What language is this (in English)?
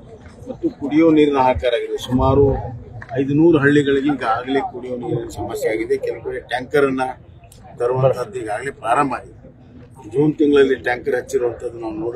Arabic